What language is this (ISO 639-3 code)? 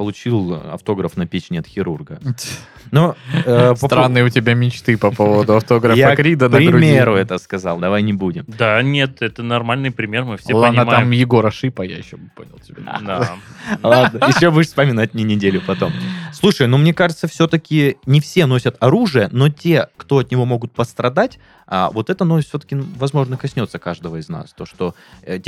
rus